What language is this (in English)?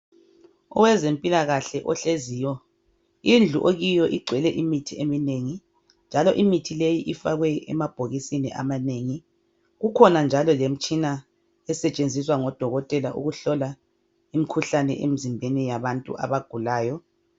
North Ndebele